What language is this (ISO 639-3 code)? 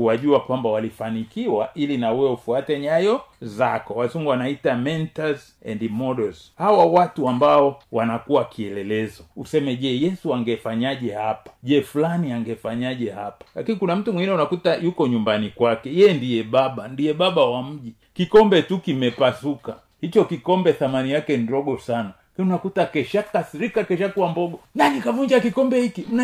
swa